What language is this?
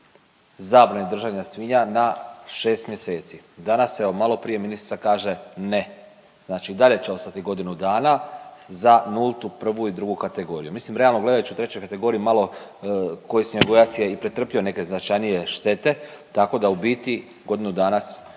Croatian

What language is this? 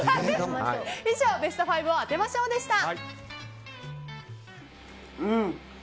Japanese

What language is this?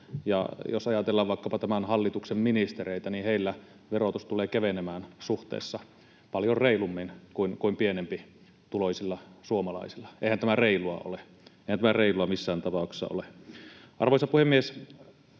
Finnish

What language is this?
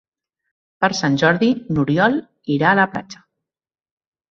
Catalan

